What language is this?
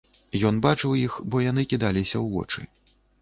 Belarusian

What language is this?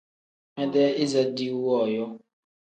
Tem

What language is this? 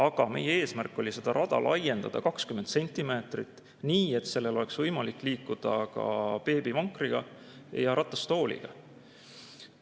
Estonian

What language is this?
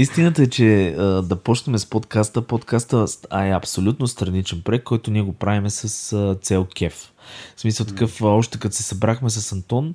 Bulgarian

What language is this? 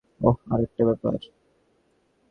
Bangla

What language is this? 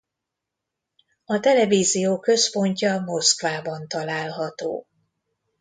Hungarian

